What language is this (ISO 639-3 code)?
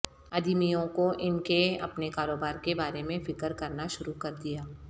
urd